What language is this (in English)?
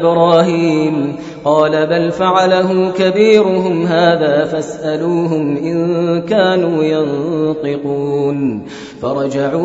Arabic